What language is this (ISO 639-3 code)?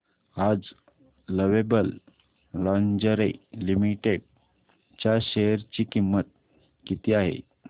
mar